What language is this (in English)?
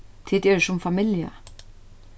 Faroese